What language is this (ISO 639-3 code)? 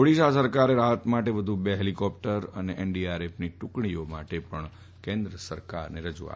guj